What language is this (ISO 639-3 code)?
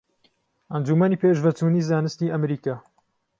ckb